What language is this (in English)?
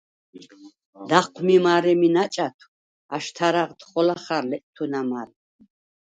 Svan